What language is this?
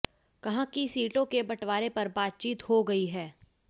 Hindi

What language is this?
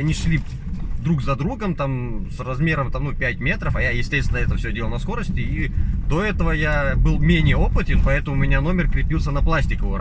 Russian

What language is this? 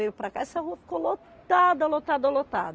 Portuguese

